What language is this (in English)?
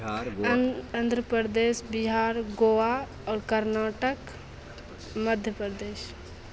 Maithili